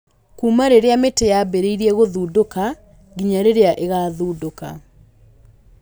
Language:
Kikuyu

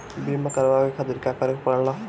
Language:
Bhojpuri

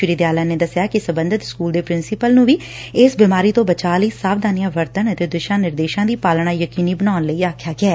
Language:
Punjabi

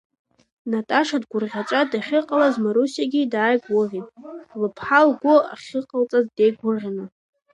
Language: Abkhazian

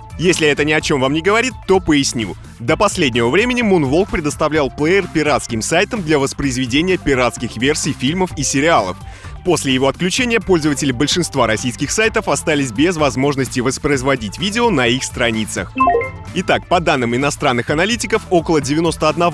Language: Russian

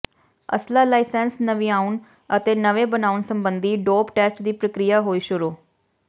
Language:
Punjabi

